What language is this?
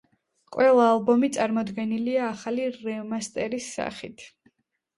Georgian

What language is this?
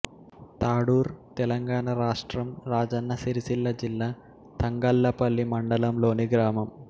Telugu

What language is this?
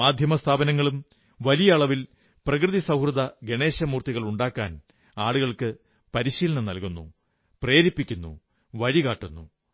Malayalam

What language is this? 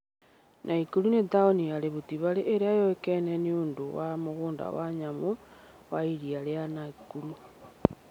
Kikuyu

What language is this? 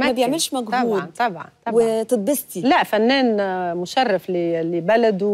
Arabic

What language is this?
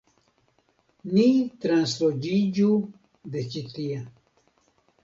Esperanto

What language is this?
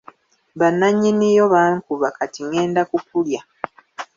Ganda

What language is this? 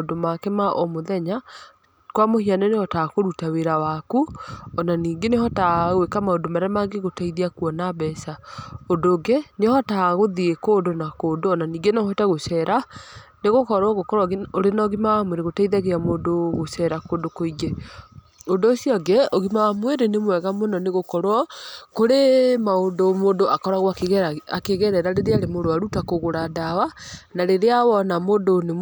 Kikuyu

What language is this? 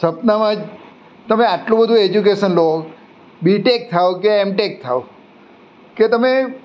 Gujarati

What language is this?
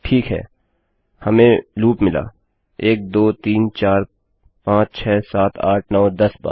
Hindi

